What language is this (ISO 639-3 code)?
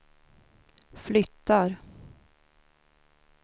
swe